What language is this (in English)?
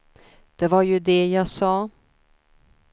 Swedish